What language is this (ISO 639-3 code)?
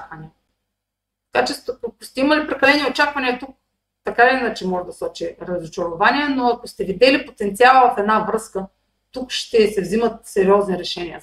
bul